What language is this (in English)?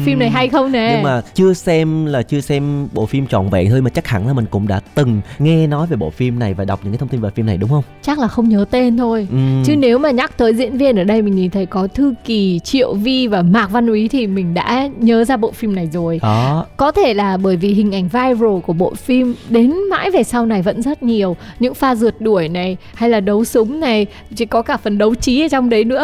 Vietnamese